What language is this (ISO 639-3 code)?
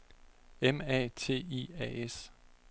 dan